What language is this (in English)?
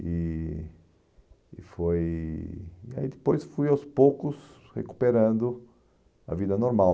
Portuguese